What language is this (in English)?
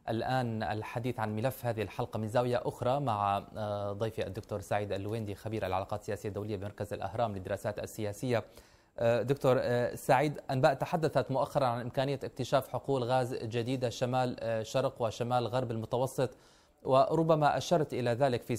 Arabic